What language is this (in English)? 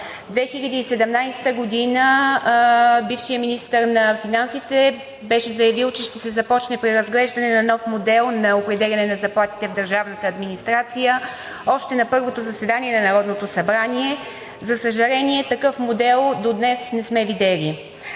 Bulgarian